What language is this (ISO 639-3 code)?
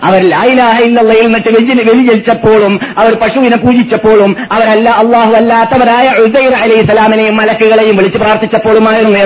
mal